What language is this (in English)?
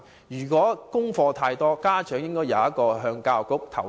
Cantonese